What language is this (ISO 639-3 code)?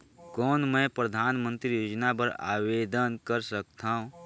hne